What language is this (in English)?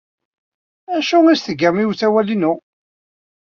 Kabyle